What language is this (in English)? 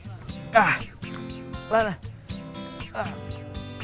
Vietnamese